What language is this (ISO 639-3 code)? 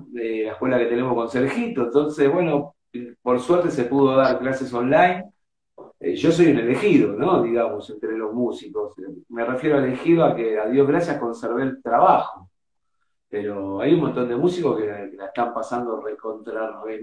spa